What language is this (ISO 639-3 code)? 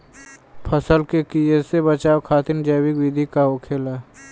bho